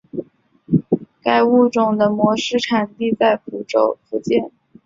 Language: Chinese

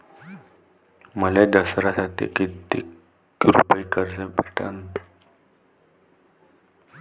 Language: Marathi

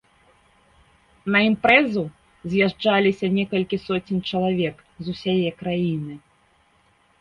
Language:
Belarusian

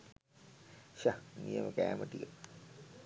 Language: Sinhala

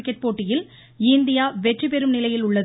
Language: Tamil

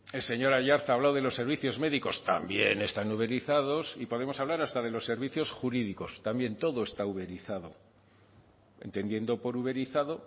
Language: Spanish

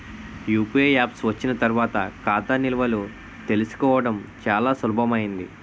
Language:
Telugu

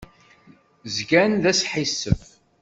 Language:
Kabyle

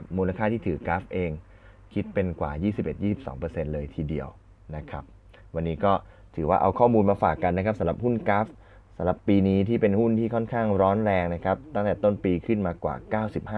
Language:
Thai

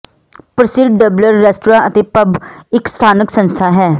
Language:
Punjabi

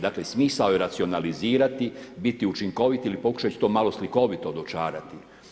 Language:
Croatian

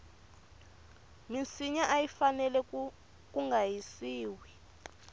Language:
Tsonga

